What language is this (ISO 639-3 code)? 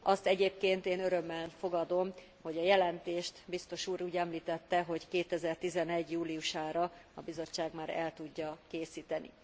hun